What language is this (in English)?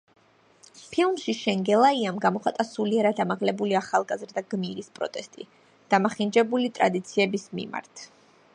Georgian